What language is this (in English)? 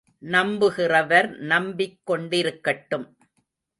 Tamil